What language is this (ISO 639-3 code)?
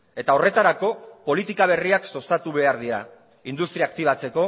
eus